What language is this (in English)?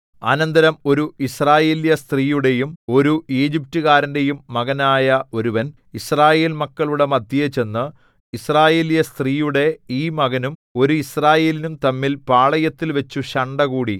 Malayalam